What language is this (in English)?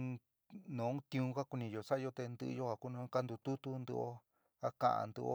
San Miguel El Grande Mixtec